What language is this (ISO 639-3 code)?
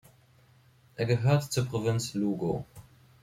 deu